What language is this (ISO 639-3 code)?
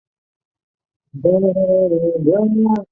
zho